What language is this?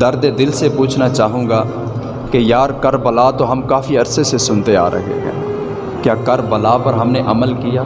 Urdu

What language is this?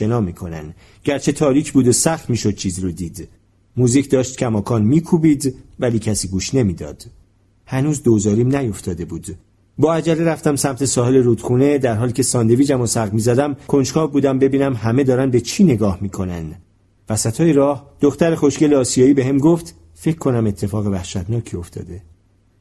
Persian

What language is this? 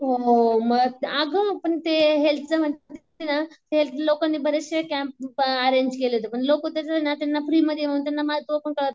Marathi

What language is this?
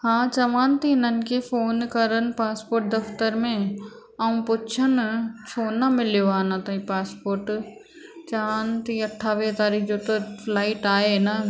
Sindhi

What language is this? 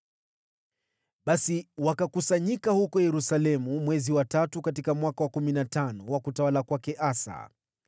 Swahili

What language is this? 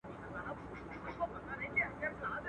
Pashto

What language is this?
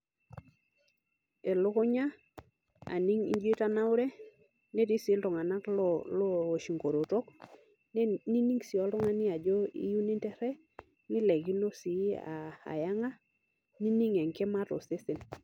Masai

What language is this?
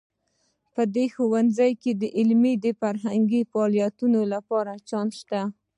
Pashto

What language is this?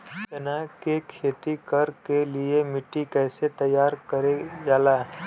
Bhojpuri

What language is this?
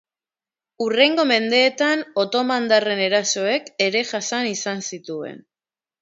Basque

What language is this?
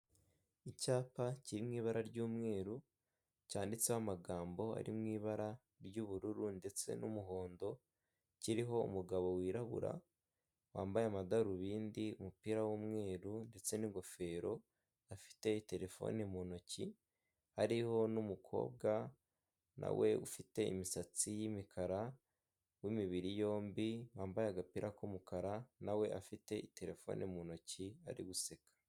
Kinyarwanda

